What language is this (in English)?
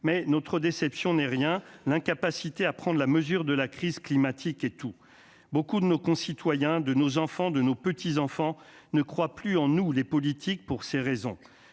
French